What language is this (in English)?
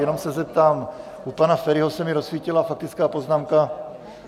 Czech